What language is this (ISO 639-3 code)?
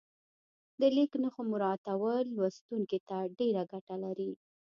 pus